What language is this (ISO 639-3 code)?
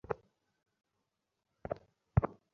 ben